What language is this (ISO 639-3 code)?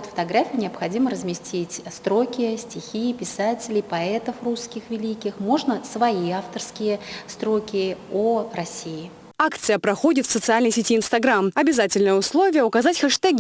rus